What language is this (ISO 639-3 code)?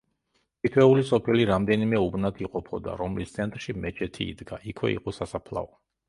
kat